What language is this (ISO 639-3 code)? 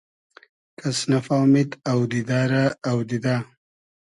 haz